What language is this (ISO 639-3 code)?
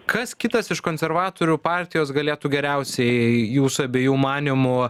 lit